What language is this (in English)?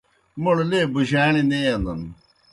Kohistani Shina